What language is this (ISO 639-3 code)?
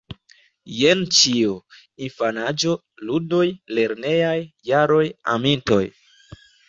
epo